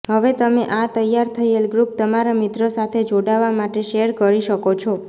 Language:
Gujarati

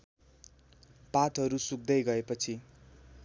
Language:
Nepali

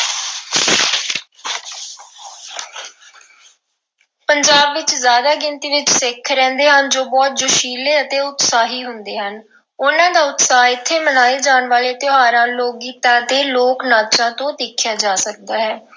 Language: Punjabi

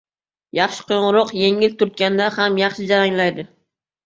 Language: Uzbek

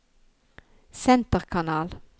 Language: Norwegian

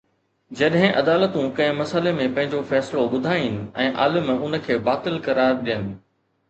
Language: Sindhi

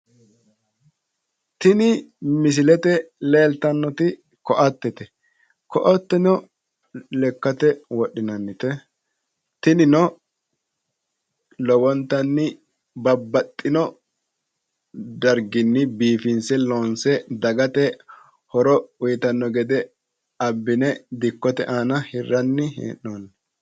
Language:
Sidamo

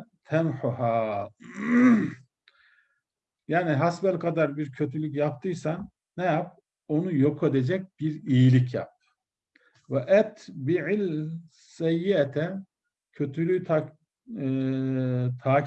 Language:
Turkish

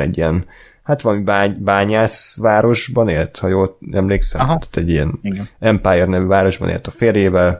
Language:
Hungarian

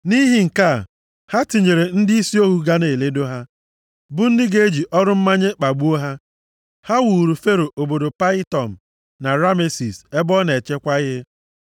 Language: Igbo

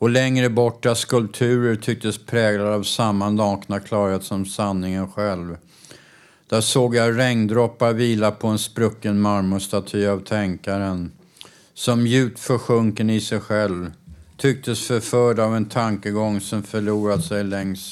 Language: Swedish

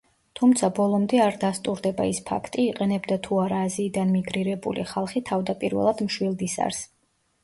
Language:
Georgian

